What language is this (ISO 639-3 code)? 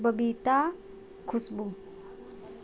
mai